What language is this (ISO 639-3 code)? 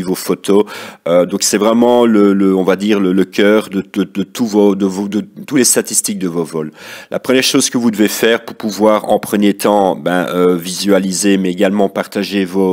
fra